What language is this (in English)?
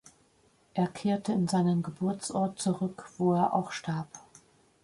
German